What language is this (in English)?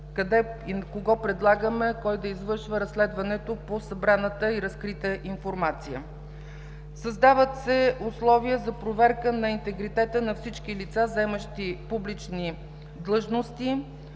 Bulgarian